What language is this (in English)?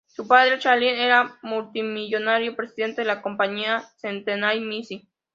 Spanish